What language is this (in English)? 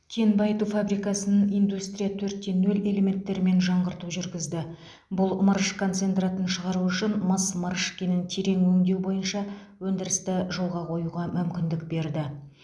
Kazakh